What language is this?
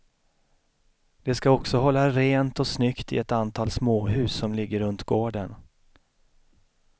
Swedish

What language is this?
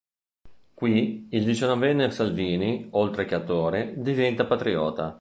Italian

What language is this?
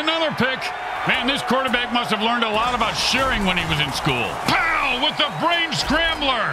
English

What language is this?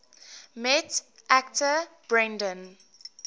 English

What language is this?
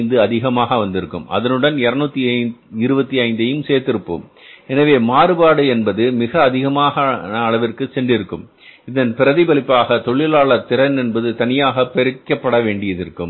Tamil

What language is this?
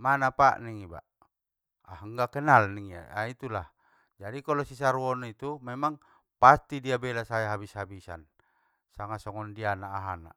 Batak Mandailing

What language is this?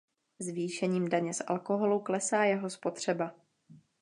Czech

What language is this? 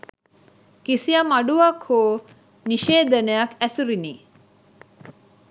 Sinhala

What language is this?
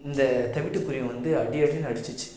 Tamil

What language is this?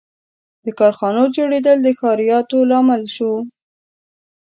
Pashto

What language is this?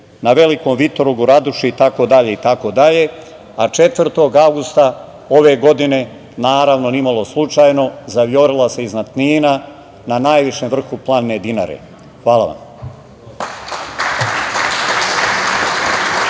Serbian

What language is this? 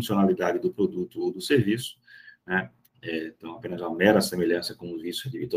Portuguese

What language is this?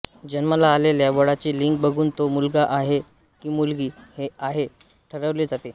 Marathi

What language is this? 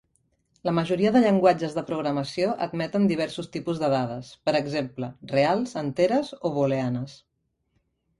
Catalan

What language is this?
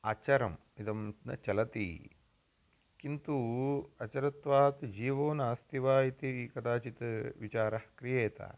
Sanskrit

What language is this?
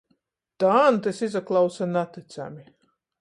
Latgalian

